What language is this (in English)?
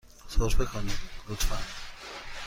Persian